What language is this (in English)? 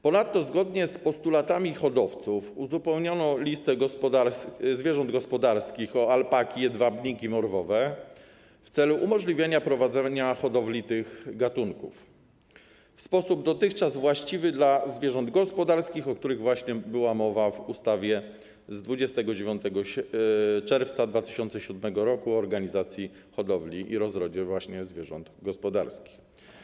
Polish